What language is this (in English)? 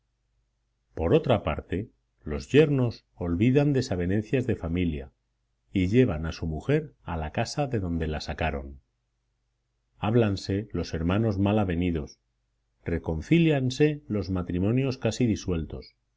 Spanish